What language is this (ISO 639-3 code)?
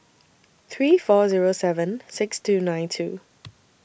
eng